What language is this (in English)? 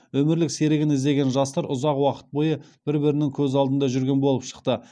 Kazakh